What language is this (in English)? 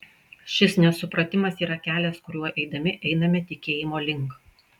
Lithuanian